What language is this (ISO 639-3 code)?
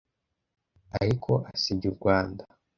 kin